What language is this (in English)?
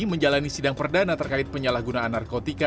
Indonesian